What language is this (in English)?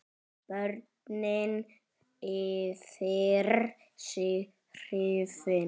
Icelandic